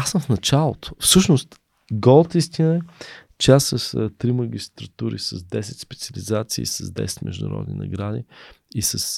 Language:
Bulgarian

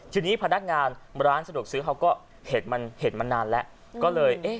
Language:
Thai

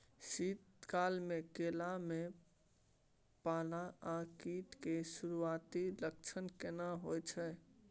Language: Maithili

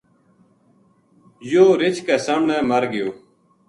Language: Gujari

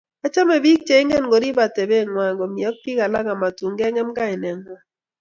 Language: Kalenjin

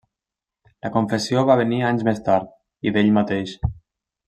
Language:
Catalan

